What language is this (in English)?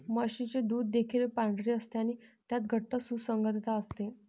Marathi